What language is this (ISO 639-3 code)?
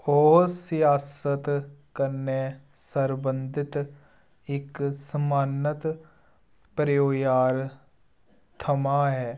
doi